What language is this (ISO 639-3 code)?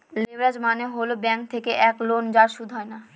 ben